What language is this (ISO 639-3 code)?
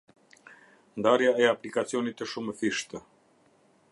sqi